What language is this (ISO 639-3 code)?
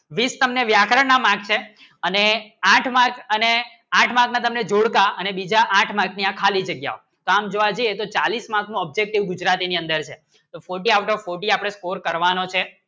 guj